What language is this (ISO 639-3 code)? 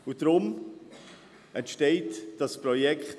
gsw